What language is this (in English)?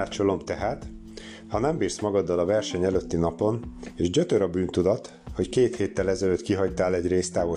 Hungarian